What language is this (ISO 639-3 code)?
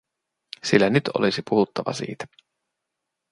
fin